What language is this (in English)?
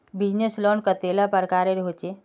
Magahi